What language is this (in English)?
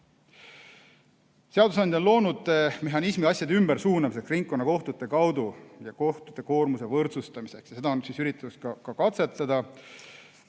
Estonian